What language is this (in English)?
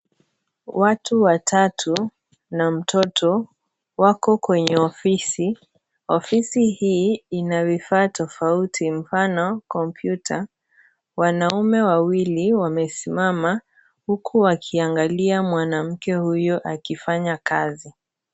Swahili